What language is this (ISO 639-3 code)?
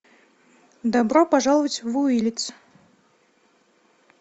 rus